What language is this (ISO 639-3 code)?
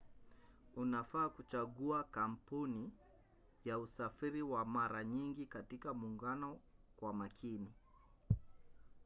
swa